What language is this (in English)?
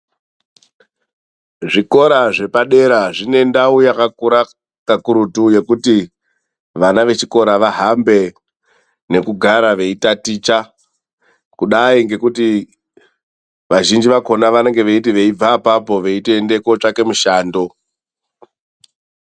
Ndau